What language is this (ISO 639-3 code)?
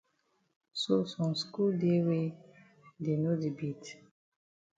wes